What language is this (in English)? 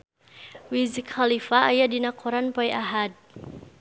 Sundanese